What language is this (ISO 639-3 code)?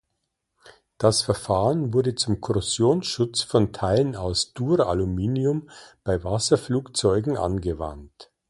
deu